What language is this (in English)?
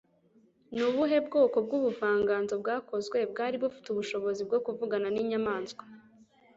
Kinyarwanda